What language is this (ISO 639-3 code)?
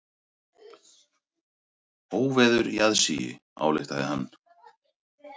isl